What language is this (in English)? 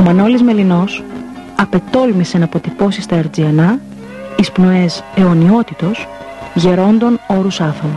Greek